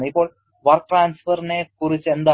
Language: Malayalam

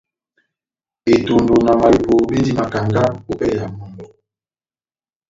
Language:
Batanga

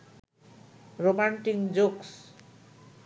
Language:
Bangla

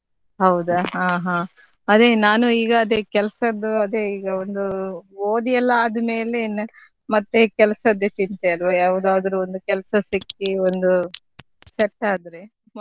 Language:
Kannada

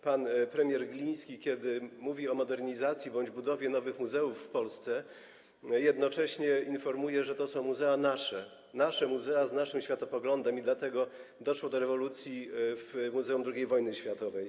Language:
Polish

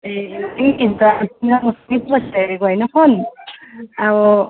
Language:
Nepali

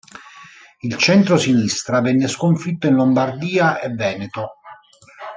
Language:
Italian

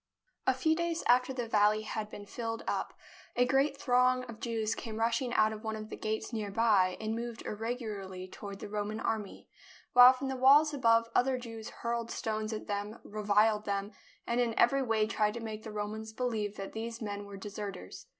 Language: English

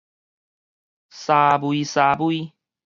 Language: Min Nan Chinese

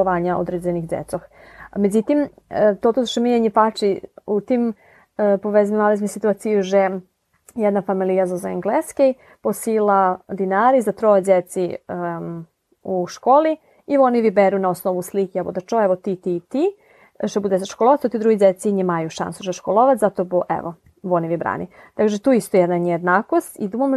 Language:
Ukrainian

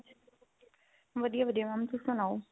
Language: Punjabi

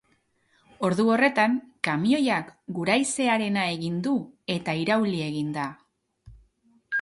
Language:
Basque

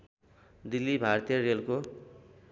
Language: Nepali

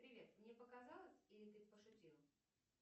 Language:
Russian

